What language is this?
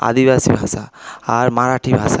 Bangla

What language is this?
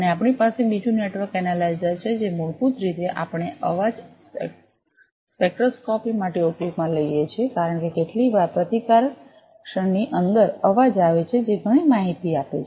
Gujarati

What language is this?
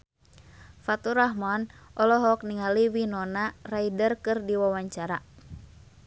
Sundanese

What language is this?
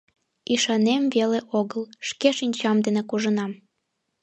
Mari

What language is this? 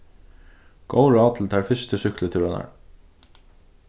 Faroese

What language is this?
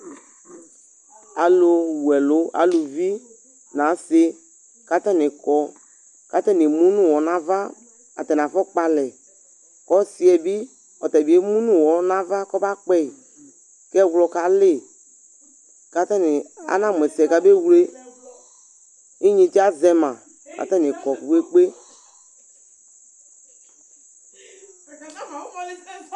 Ikposo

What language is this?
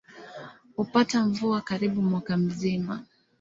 Swahili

